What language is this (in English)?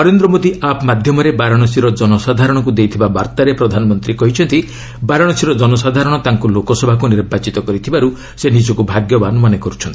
Odia